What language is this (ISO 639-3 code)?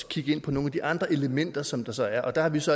dan